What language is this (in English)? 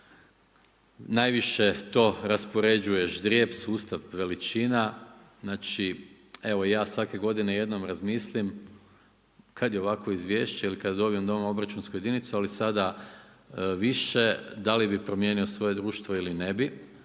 Croatian